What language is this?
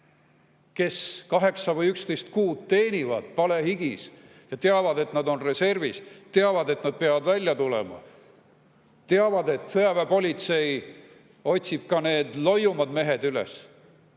Estonian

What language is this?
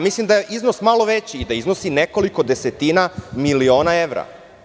Serbian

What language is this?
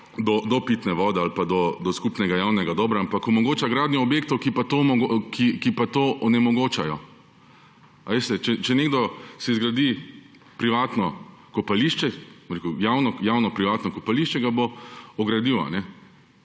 Slovenian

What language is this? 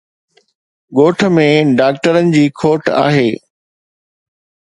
Sindhi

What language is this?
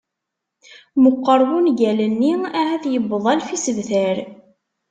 Kabyle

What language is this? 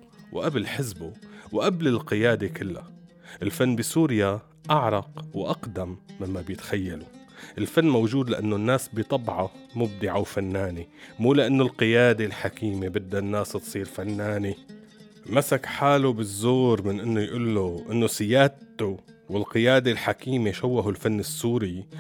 Arabic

